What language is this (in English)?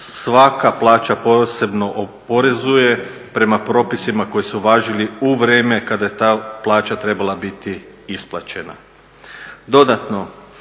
Croatian